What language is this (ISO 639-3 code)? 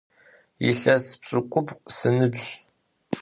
ady